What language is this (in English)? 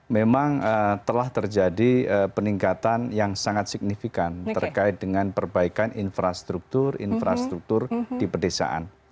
Indonesian